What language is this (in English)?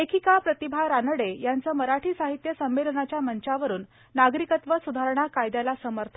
Marathi